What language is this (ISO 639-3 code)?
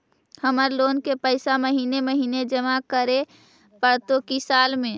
mag